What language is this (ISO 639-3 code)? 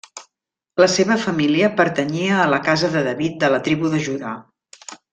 cat